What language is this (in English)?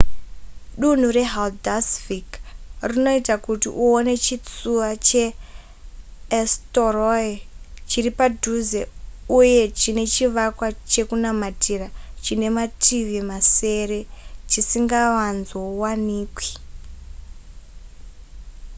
Shona